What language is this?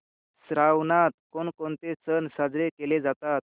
Marathi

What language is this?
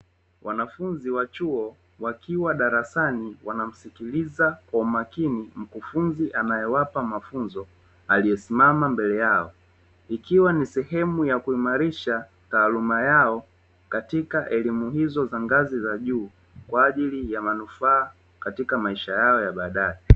Swahili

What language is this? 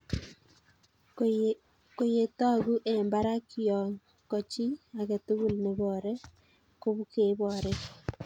Kalenjin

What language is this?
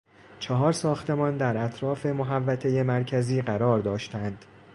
Persian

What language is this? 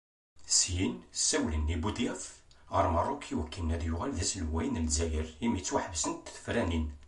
Kabyle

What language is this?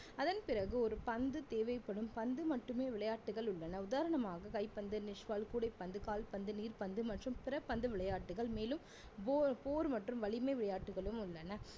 Tamil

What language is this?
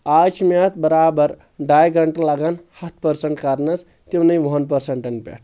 Kashmiri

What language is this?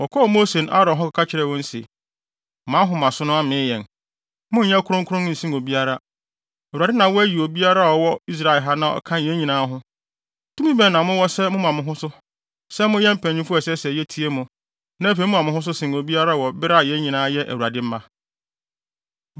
Akan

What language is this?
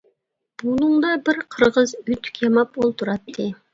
Uyghur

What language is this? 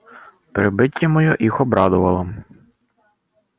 Russian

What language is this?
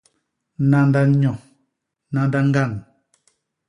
Basaa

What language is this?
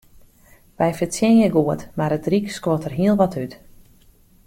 Western Frisian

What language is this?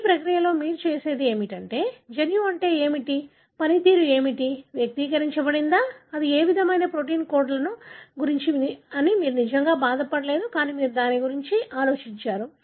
Telugu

